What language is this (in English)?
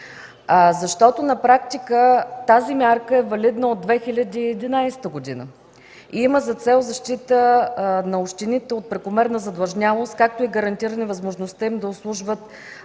Bulgarian